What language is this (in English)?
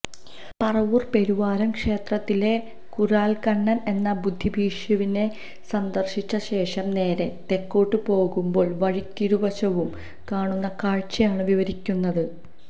Malayalam